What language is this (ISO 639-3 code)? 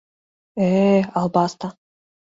chm